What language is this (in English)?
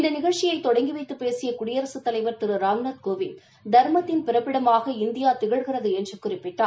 Tamil